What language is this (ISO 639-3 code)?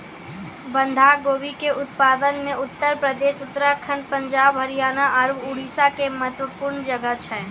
mai